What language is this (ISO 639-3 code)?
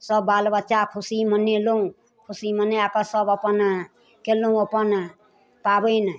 mai